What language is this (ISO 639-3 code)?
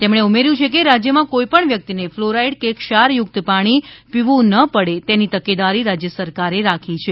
guj